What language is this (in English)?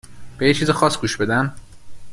Persian